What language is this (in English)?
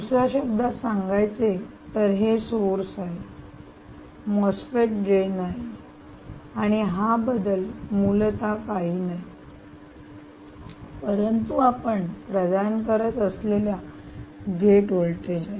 Marathi